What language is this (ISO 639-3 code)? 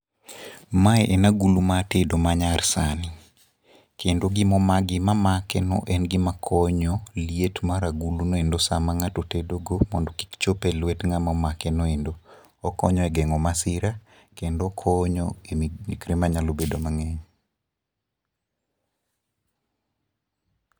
luo